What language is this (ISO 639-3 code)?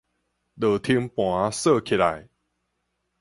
nan